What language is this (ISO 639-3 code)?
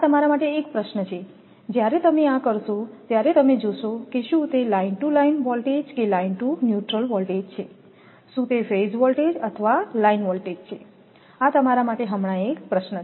guj